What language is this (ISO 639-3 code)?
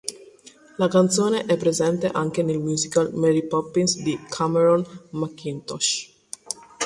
ita